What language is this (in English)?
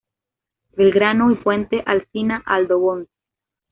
Spanish